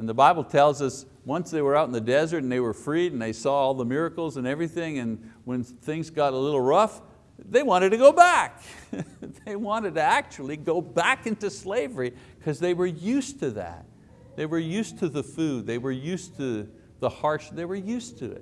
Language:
English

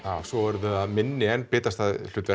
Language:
Icelandic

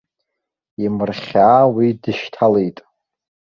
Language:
Abkhazian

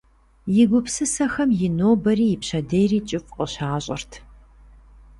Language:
Kabardian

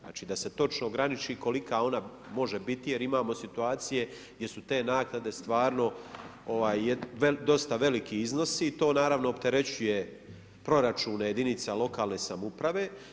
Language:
Croatian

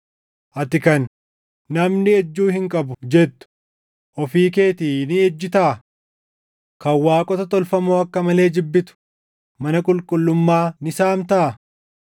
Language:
Oromo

